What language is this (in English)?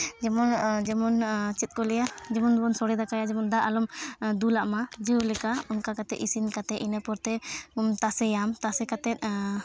Santali